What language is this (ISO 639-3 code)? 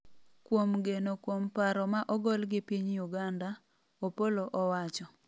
luo